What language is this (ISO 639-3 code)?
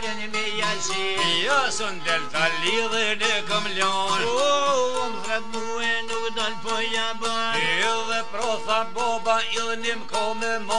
ron